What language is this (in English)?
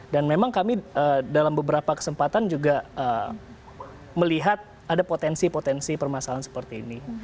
Indonesian